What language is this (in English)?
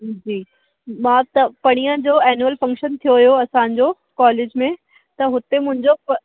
Sindhi